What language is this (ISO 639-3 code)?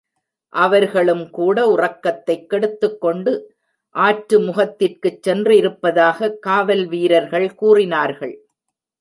tam